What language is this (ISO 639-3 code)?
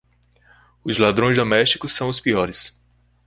por